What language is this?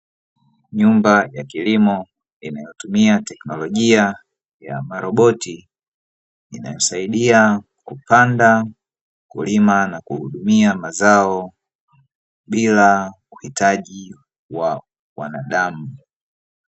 Swahili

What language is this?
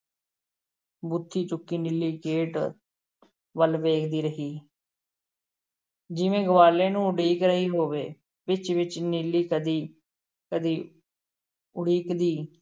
Punjabi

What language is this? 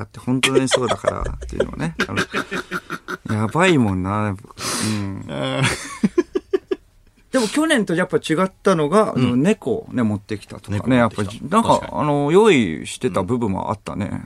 Japanese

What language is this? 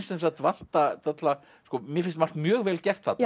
Icelandic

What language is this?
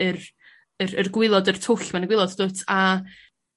Welsh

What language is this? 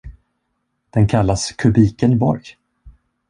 Swedish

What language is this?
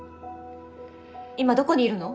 Japanese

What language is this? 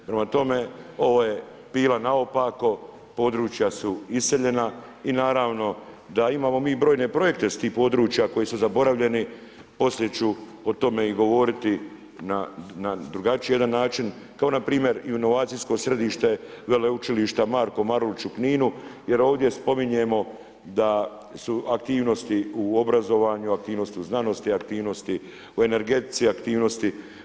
Croatian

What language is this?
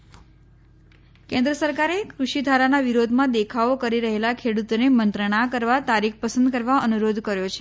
Gujarati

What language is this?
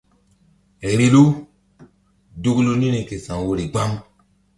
Mbum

